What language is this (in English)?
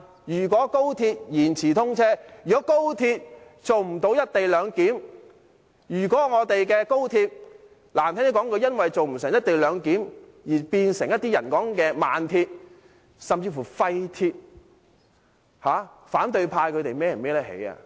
Cantonese